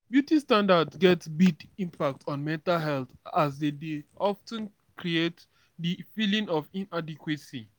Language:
Nigerian Pidgin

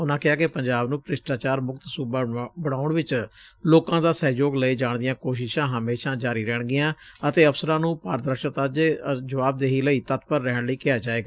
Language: Punjabi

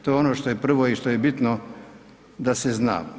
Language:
Croatian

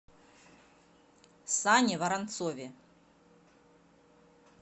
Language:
Russian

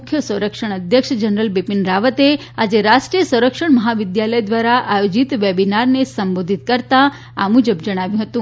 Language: Gujarati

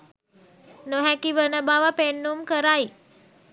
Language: Sinhala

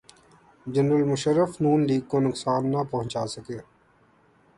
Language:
Urdu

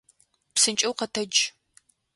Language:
Adyghe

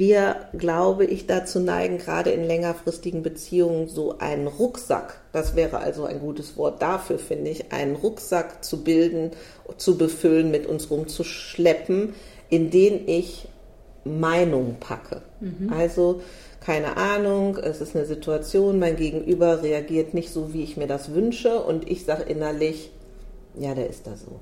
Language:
German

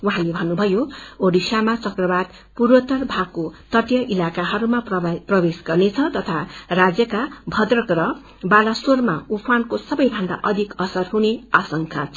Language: Nepali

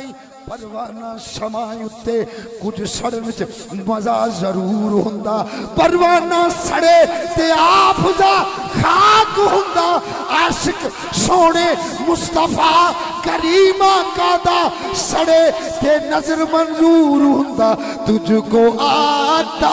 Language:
Arabic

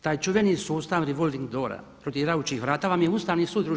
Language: Croatian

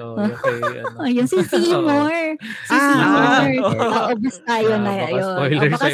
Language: Filipino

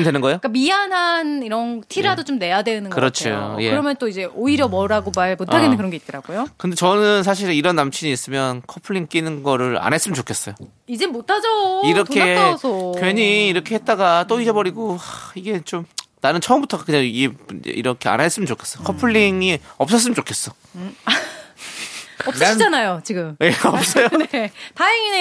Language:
Korean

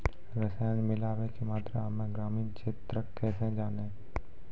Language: Maithili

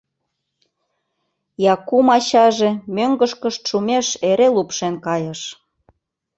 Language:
Mari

